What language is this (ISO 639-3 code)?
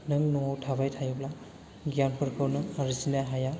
brx